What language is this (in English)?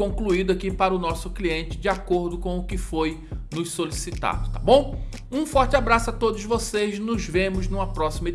Portuguese